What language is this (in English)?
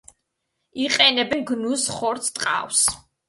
Georgian